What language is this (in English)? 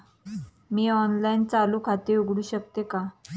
Marathi